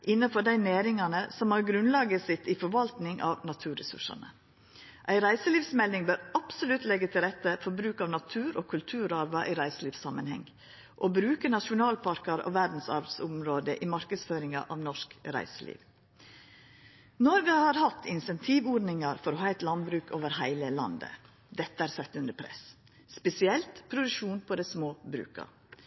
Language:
Norwegian Nynorsk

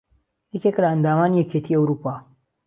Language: Central Kurdish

